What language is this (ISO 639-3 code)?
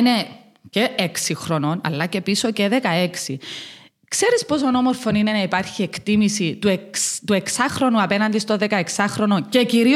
ell